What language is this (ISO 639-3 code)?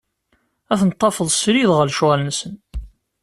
kab